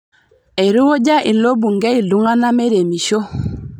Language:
Masai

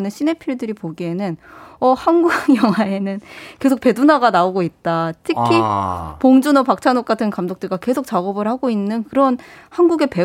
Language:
Korean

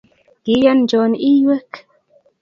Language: Kalenjin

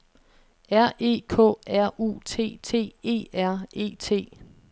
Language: Danish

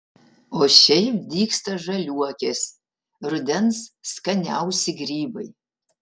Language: Lithuanian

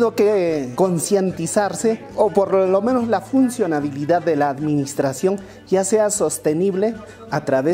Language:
Spanish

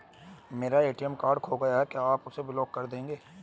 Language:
Hindi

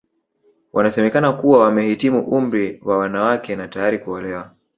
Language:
Swahili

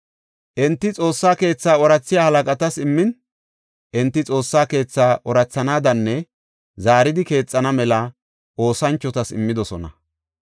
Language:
Gofa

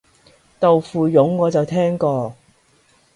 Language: Cantonese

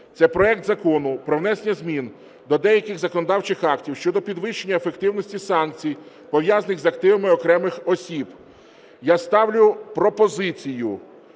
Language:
Ukrainian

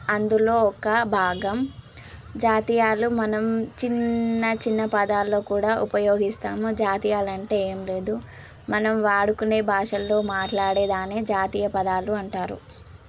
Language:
Telugu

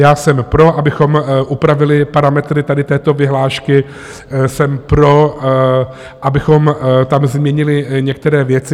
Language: Czech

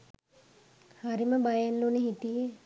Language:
Sinhala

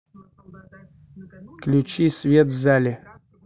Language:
Russian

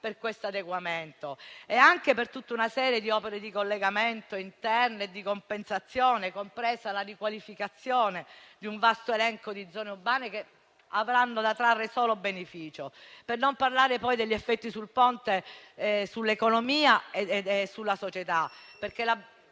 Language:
Italian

